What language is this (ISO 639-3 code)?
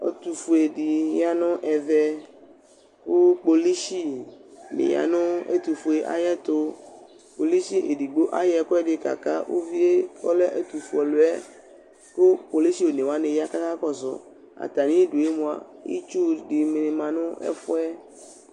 kpo